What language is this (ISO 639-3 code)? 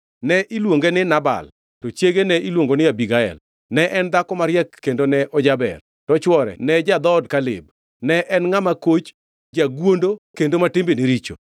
luo